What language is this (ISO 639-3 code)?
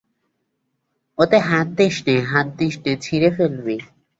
ben